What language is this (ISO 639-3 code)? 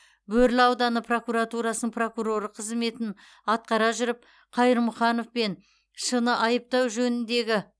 kaz